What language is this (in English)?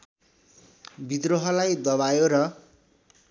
Nepali